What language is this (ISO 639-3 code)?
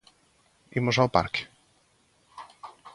glg